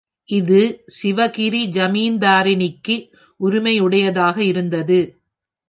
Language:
Tamil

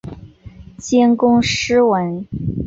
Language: Chinese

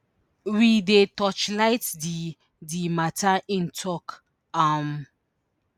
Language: Nigerian Pidgin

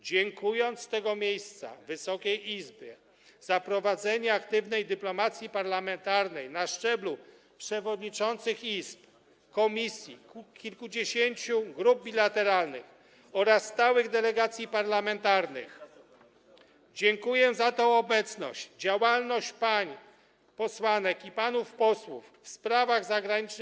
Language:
Polish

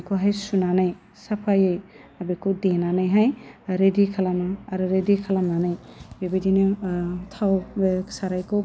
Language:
Bodo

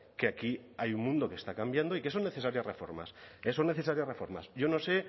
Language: Spanish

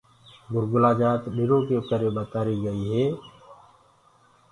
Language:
Gurgula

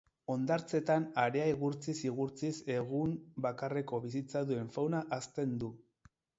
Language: Basque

